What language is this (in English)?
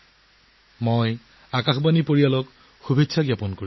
Assamese